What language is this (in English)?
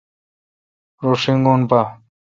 Kalkoti